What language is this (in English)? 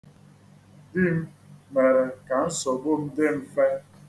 Igbo